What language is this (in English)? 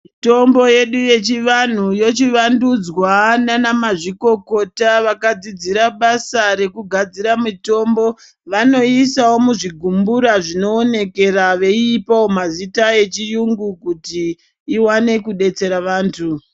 Ndau